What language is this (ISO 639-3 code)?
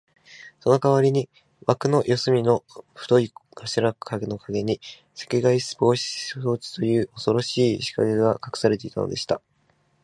jpn